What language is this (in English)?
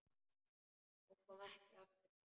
Icelandic